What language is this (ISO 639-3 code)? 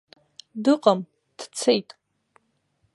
abk